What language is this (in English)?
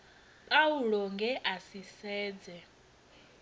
Venda